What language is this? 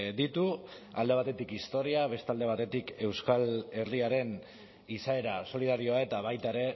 Basque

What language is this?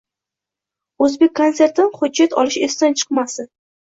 Uzbek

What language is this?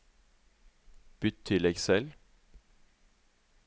Norwegian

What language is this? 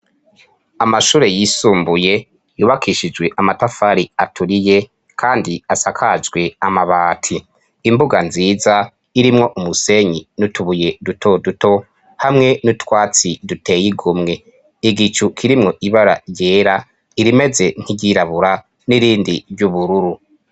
Rundi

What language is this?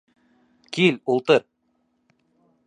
Bashkir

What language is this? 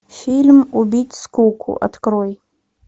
Russian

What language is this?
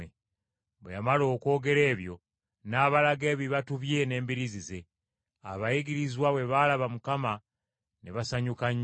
Ganda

